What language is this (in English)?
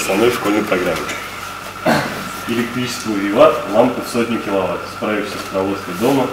Russian